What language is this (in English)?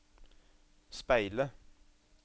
Norwegian